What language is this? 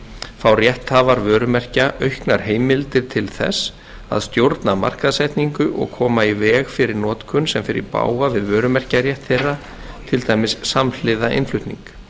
Icelandic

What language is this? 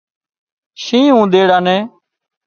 Wadiyara Koli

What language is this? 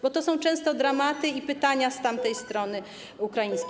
Polish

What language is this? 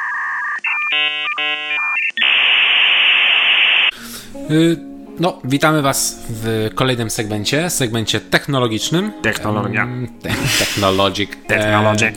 Polish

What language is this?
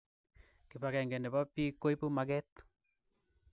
Kalenjin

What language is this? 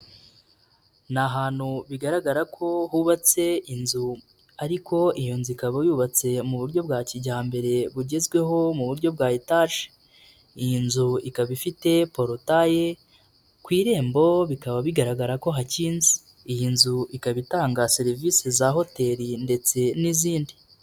Kinyarwanda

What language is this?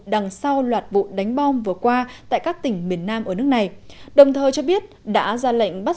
Vietnamese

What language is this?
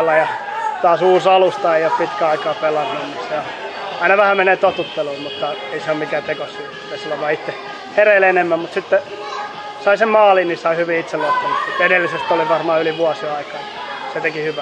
Finnish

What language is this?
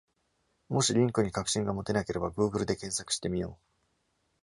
Japanese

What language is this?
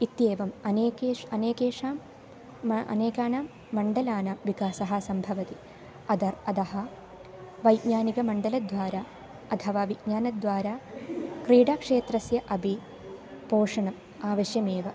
Sanskrit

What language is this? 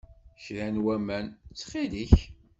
Kabyle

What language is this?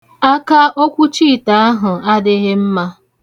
Igbo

